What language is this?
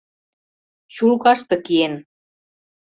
Mari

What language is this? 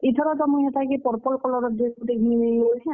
Odia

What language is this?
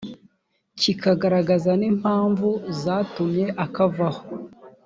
Kinyarwanda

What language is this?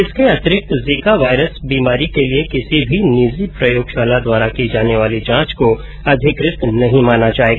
Hindi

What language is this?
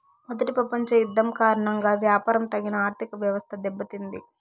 Telugu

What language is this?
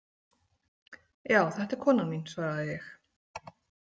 Icelandic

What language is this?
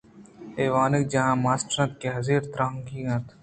Eastern Balochi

